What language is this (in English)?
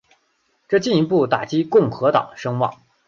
Chinese